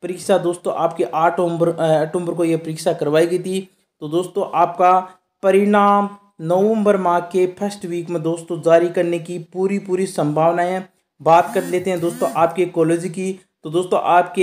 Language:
Hindi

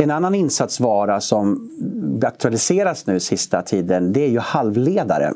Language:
Swedish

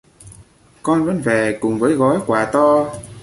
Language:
Vietnamese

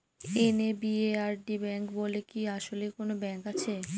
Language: Bangla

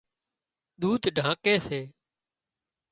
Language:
Wadiyara Koli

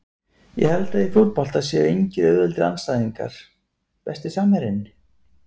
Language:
Icelandic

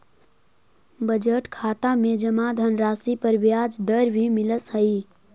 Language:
Magahi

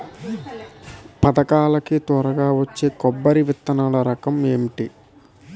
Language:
Telugu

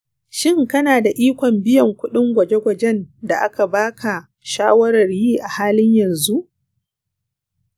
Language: Hausa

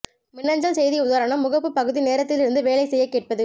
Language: Tamil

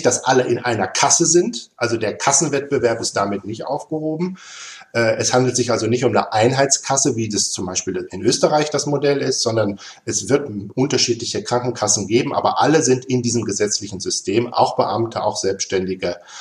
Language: German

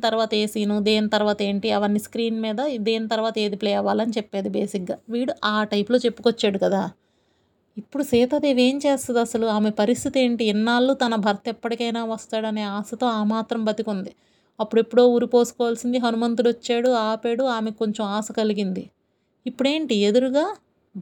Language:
Telugu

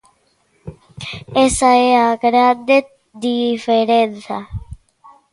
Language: Galician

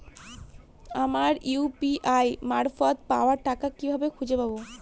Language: Bangla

